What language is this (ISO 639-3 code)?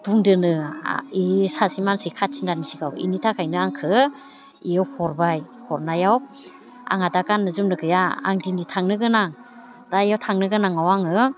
brx